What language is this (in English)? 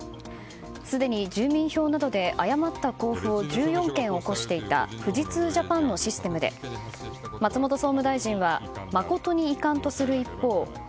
Japanese